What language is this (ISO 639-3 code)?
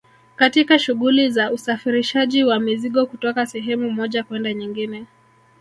swa